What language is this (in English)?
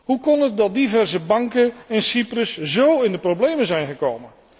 Dutch